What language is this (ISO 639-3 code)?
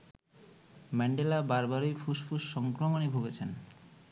ben